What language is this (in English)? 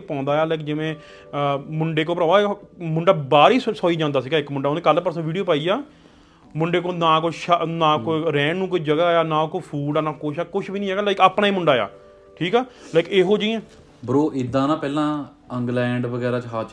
Punjabi